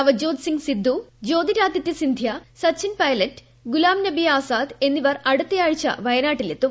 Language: Malayalam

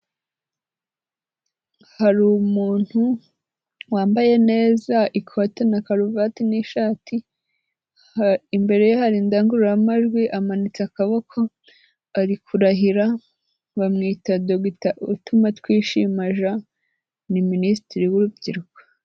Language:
Kinyarwanda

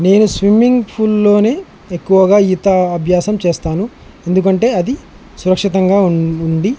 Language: Telugu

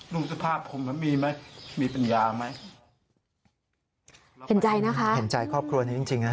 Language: Thai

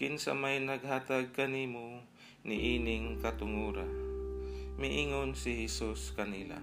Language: Filipino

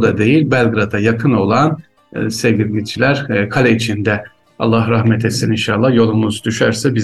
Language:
Turkish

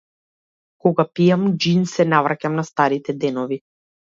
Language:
Macedonian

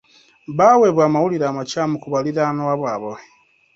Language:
Ganda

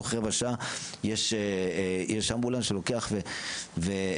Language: Hebrew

